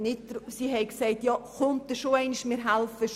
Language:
Swiss German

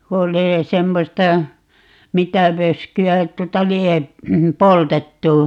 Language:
Finnish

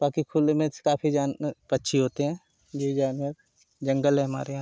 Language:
Hindi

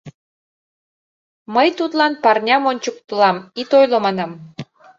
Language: Mari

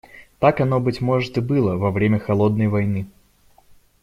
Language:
Russian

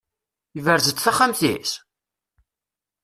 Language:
Kabyle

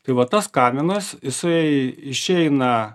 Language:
Lithuanian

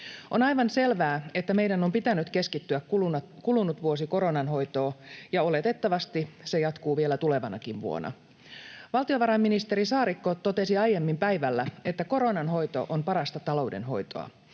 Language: Finnish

